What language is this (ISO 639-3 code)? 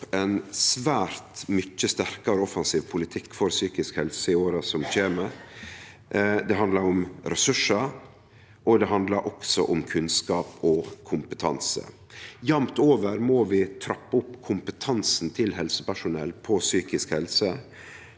nor